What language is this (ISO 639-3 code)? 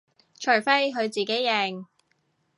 yue